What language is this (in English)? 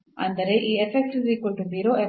Kannada